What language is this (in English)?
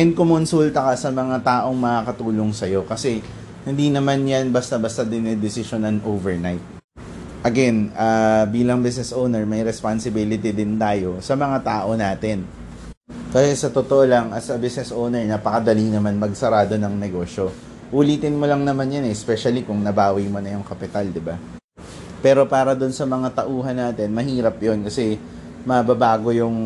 Filipino